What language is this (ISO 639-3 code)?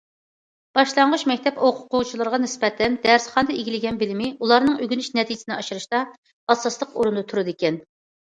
uig